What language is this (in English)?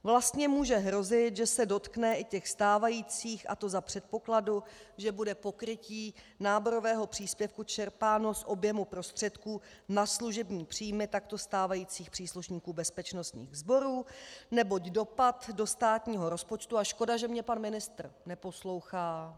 Czech